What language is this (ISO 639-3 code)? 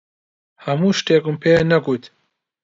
ckb